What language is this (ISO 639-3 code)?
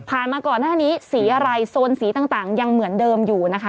tha